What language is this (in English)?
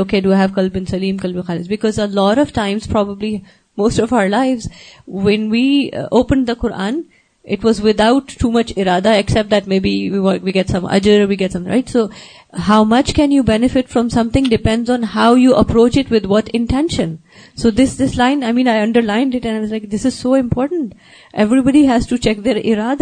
Urdu